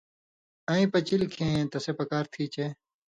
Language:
Indus Kohistani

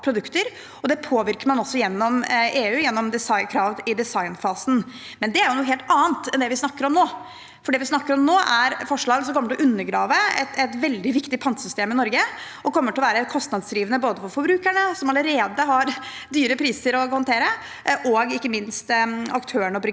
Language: Norwegian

